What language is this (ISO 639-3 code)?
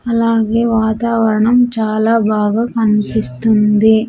tel